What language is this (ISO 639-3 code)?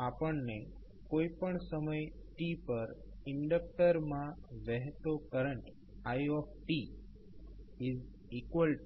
guj